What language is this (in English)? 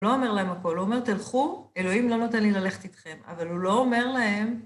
Hebrew